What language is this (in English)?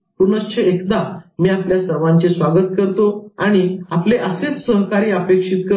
Marathi